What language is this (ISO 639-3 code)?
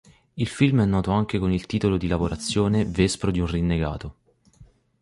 ita